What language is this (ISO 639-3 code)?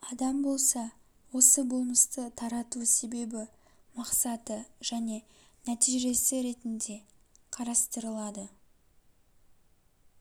kaz